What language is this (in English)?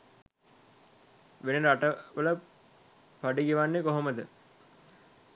Sinhala